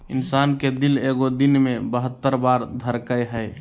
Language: Magahi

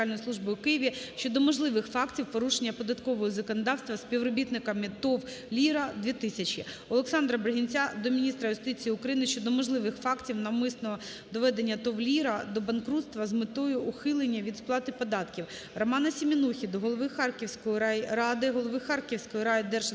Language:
Ukrainian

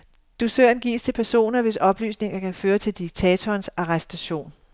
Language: Danish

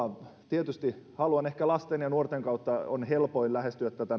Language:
Finnish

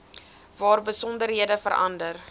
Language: Afrikaans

